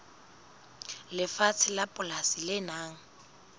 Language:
Southern Sotho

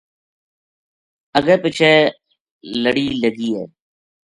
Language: Gujari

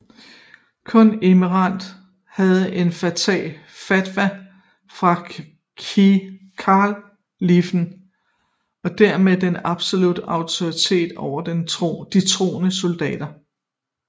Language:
Danish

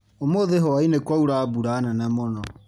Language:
Kikuyu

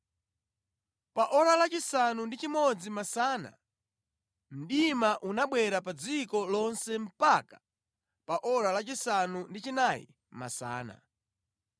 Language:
Nyanja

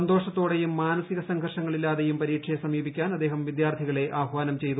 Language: Malayalam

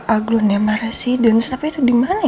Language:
Indonesian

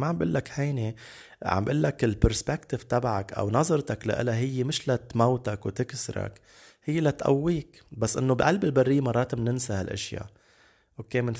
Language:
Arabic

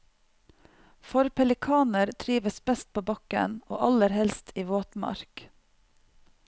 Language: Norwegian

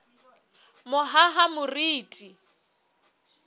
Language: Southern Sotho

